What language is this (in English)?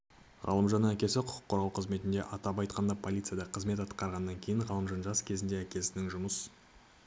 Kazakh